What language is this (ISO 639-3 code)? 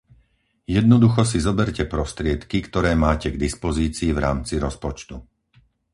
slk